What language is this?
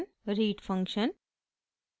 Hindi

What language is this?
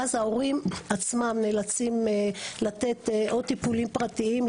Hebrew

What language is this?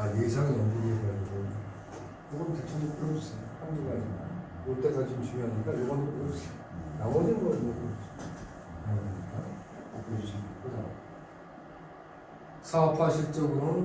Korean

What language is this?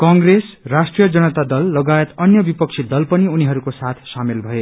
Nepali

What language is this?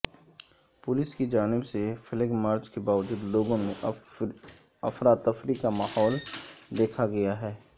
Urdu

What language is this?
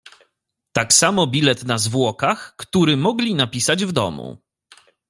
Polish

